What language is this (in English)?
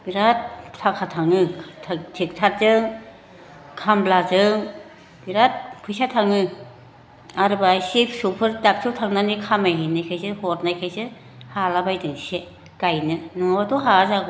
Bodo